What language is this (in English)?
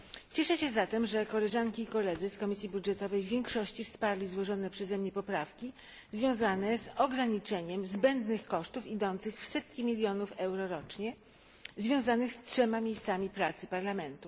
Polish